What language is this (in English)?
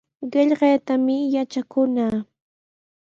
Sihuas Ancash Quechua